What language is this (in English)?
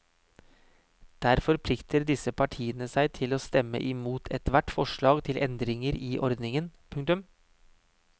Norwegian